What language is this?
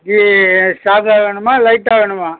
Tamil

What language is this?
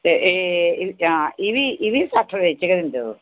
Dogri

